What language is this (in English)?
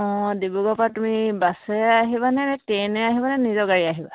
Assamese